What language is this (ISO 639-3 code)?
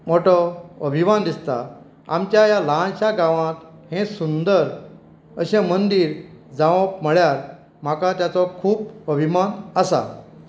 kok